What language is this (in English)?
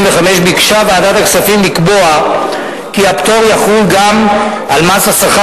Hebrew